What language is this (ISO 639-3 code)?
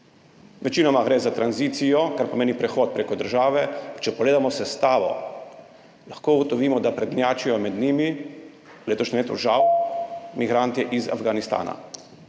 slv